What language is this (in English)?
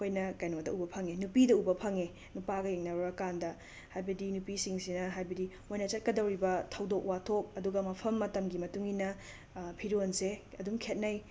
Manipuri